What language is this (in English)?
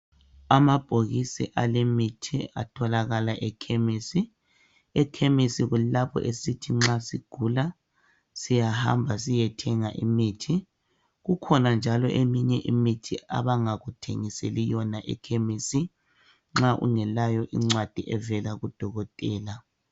North Ndebele